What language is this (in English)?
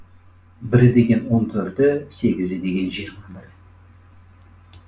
Kazakh